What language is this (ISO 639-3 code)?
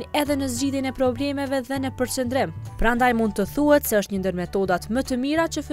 ron